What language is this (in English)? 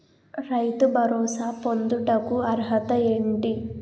Telugu